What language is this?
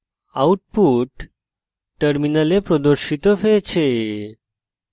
Bangla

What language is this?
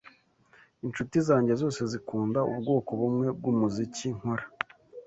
Kinyarwanda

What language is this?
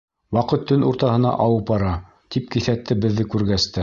Bashkir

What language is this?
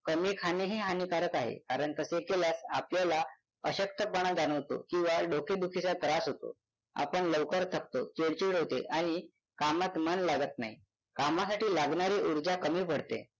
Marathi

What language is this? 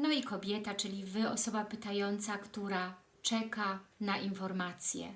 Polish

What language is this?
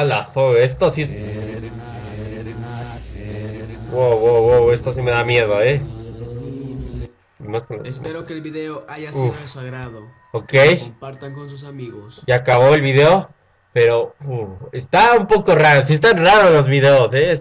Spanish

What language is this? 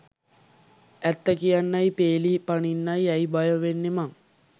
Sinhala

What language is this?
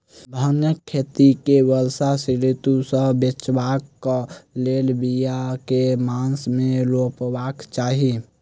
Maithili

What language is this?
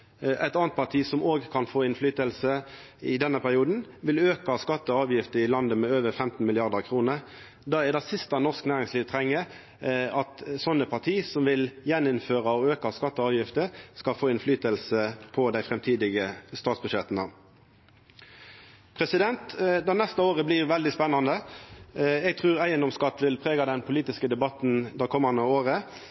Norwegian Nynorsk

